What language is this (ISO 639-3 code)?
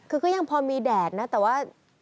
tha